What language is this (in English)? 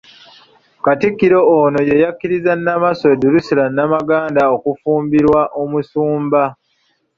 Ganda